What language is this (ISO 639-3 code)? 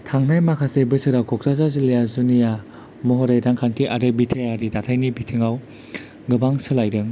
brx